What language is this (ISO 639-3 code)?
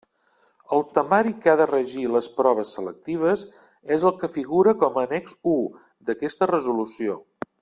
cat